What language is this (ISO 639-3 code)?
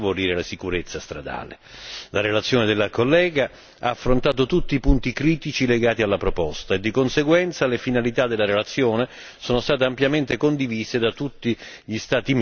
ita